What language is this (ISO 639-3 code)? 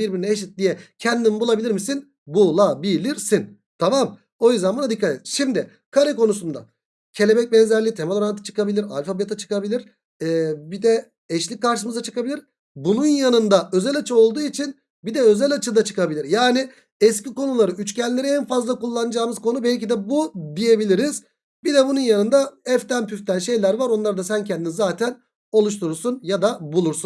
tur